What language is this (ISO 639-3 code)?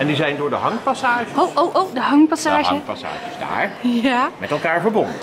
nld